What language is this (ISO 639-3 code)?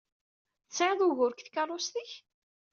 kab